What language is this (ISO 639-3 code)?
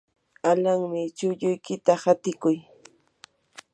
qur